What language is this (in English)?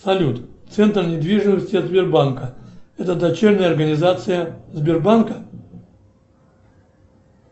Russian